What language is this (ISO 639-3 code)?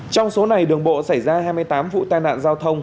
vie